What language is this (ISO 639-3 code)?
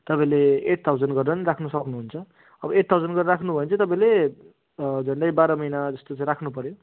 nep